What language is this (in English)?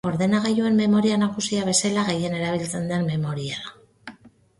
Basque